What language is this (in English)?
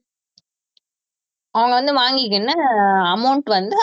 Tamil